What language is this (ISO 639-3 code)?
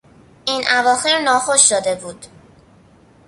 fas